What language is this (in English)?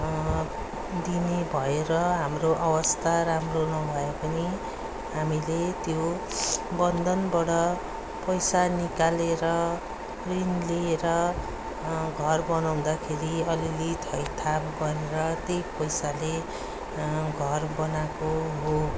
Nepali